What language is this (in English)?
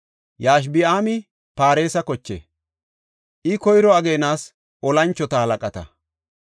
Gofa